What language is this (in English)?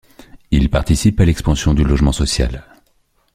French